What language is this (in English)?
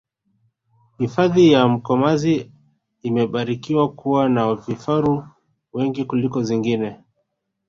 Swahili